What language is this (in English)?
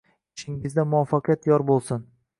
Uzbek